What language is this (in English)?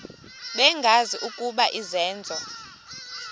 Xhosa